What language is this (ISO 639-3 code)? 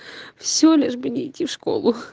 rus